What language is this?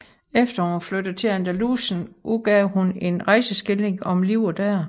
Danish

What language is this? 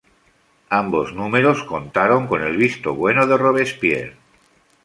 Spanish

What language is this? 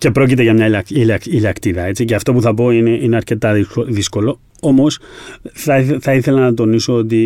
Greek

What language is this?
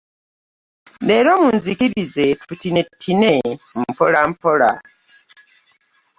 Ganda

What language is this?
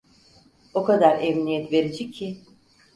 Turkish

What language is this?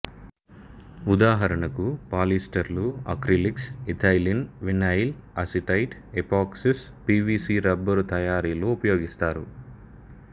Telugu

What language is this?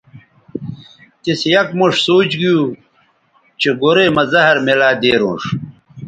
Bateri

